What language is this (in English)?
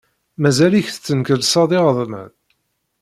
Kabyle